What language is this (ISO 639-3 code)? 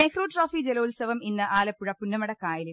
mal